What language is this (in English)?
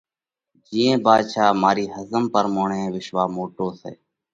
Parkari Koli